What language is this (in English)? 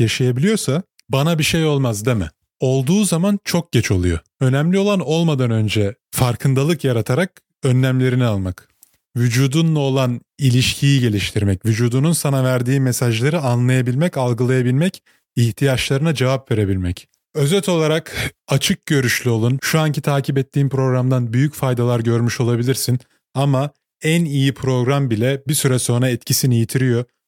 Turkish